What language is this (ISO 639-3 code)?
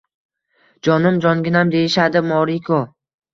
uzb